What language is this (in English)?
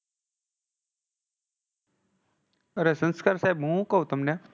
Gujarati